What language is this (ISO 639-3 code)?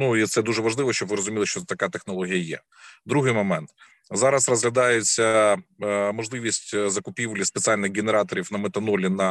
ukr